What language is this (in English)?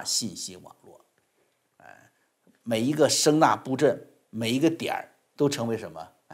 Chinese